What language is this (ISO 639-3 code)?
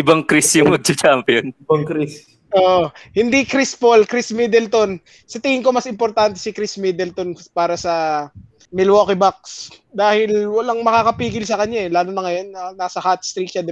fil